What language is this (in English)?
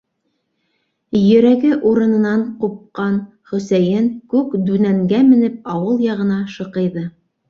Bashkir